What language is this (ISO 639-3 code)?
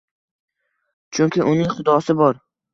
uzb